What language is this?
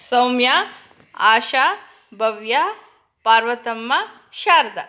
Kannada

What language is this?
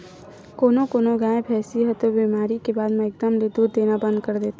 Chhattisgarhi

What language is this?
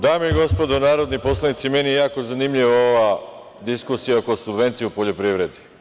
Serbian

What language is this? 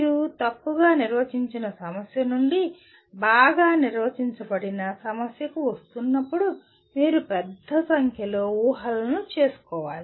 Telugu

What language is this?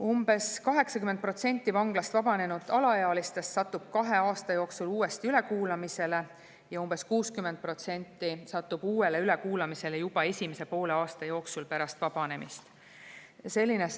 Estonian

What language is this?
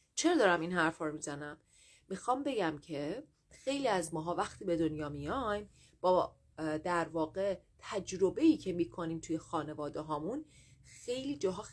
Persian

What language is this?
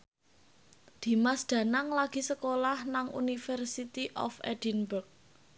Javanese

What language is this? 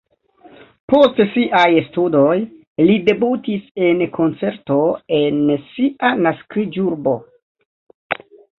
Esperanto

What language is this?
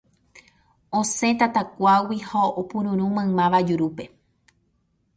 Guarani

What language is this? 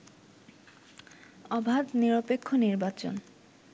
Bangla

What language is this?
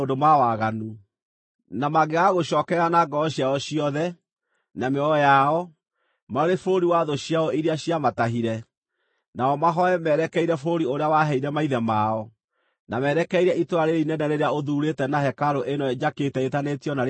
Kikuyu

